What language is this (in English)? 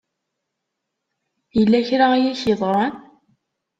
Kabyle